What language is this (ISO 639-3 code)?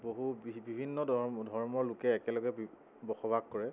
asm